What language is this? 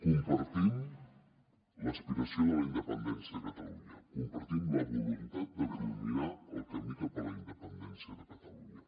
Catalan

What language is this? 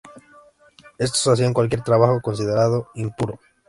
Spanish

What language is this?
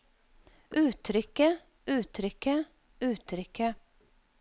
Norwegian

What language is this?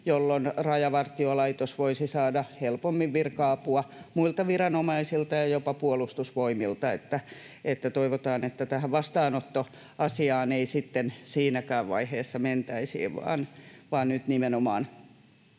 Finnish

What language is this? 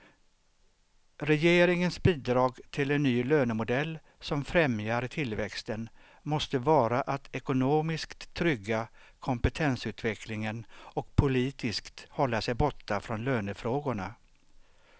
Swedish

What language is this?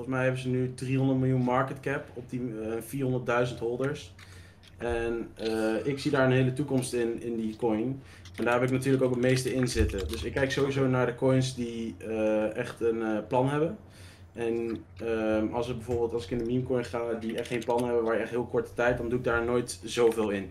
Dutch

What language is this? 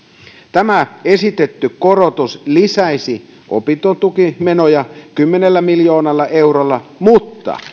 Finnish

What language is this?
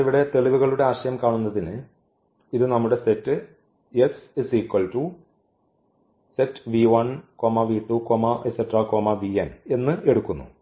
Malayalam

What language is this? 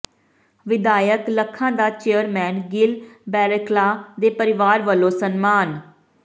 Punjabi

